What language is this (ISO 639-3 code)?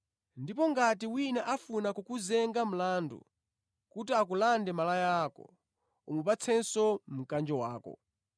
nya